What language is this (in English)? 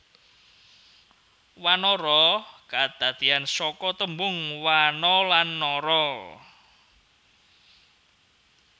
Javanese